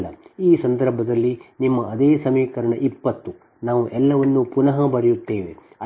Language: Kannada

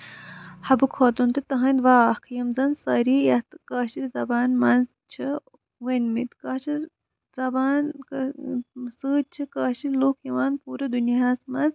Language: Kashmiri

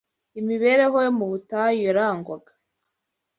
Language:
Kinyarwanda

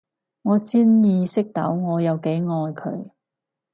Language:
Cantonese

